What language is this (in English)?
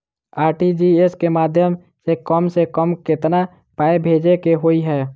Maithili